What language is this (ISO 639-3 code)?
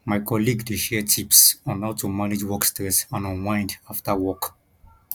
pcm